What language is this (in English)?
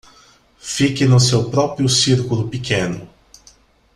Portuguese